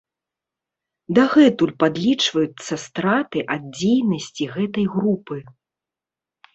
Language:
Belarusian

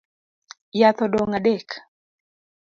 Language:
Luo (Kenya and Tanzania)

